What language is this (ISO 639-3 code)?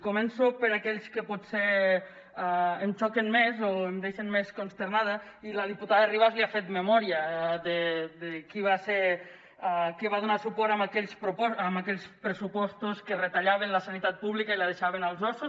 cat